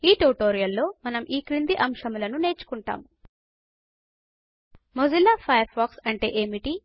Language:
Telugu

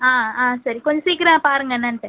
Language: Tamil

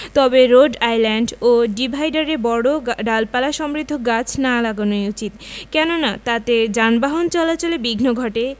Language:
Bangla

